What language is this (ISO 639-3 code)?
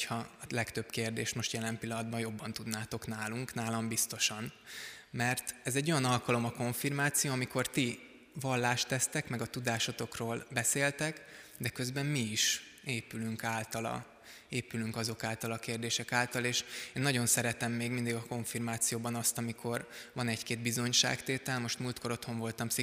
hun